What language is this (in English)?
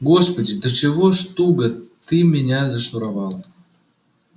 Russian